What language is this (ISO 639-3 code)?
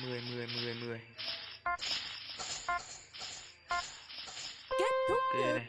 vie